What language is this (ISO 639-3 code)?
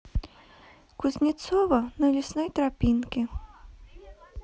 rus